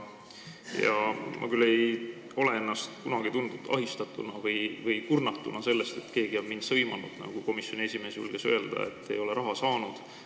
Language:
Estonian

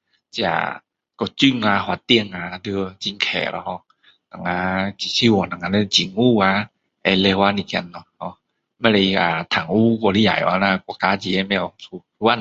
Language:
Min Dong Chinese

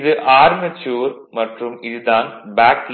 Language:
Tamil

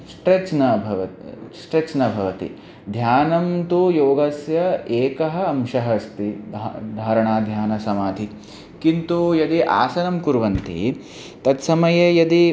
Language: Sanskrit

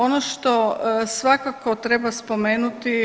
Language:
Croatian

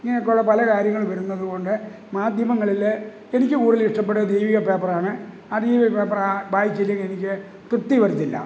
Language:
Malayalam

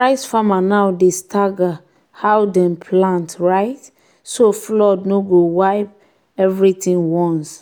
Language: Nigerian Pidgin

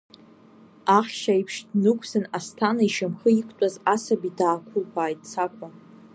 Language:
Abkhazian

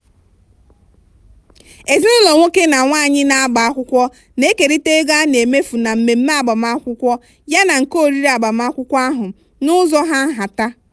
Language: Igbo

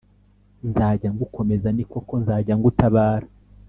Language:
Kinyarwanda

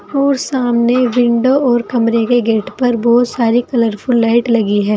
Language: Hindi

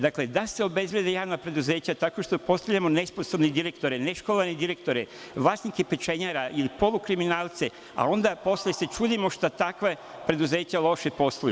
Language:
Serbian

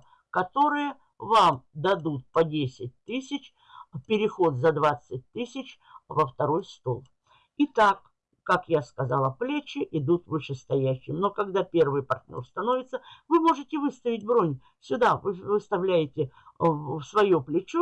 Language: Russian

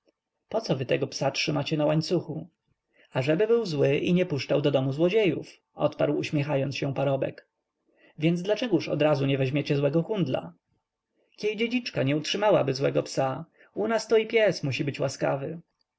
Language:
Polish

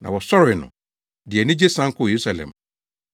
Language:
Akan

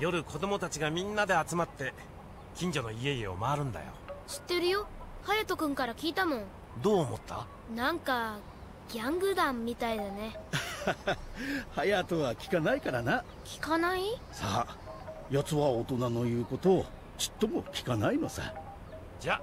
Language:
Japanese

